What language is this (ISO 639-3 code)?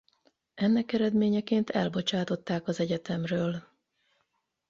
hun